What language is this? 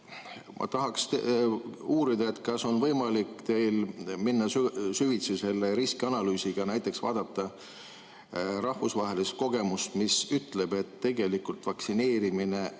Estonian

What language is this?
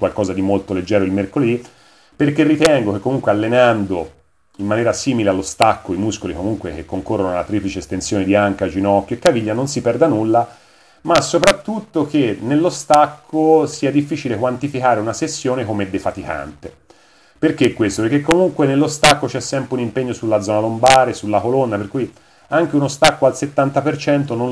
Italian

